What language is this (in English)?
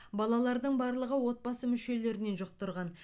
Kazakh